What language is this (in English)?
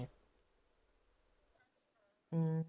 Punjabi